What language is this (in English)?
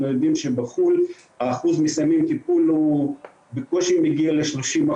Hebrew